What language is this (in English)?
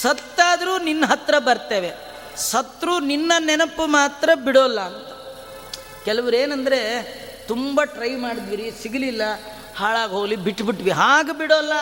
Kannada